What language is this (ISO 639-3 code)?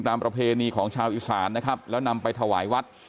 tha